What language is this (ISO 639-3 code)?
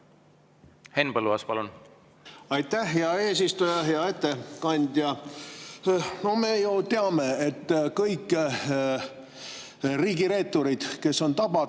est